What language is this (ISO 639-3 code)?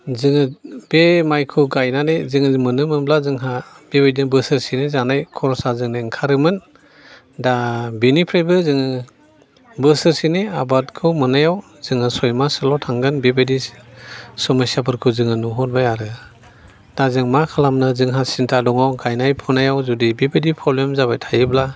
brx